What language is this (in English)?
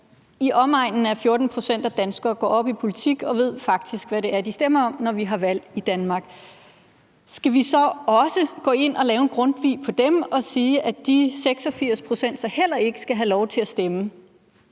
Danish